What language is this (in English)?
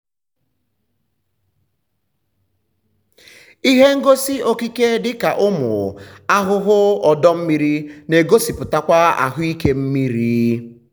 Igbo